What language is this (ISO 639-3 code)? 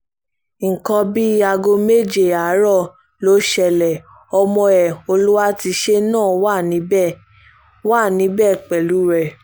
yor